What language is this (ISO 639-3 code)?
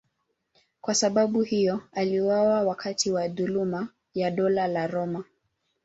swa